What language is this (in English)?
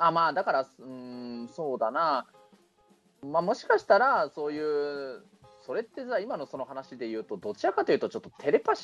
Japanese